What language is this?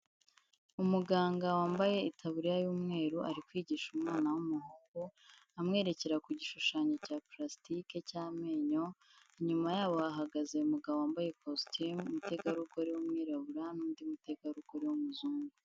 Kinyarwanda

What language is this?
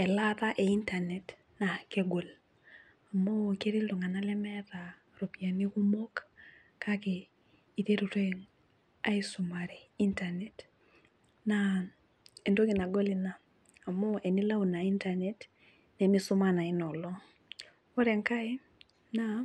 Masai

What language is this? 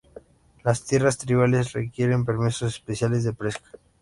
Spanish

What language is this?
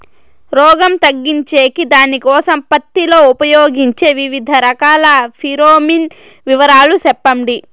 Telugu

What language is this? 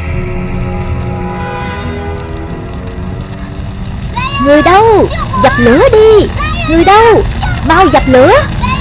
Vietnamese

